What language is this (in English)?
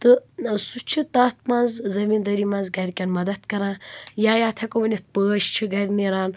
Kashmiri